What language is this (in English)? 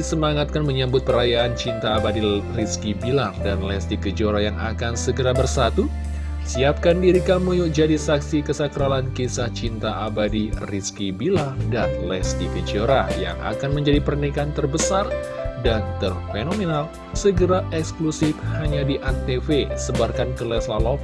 Indonesian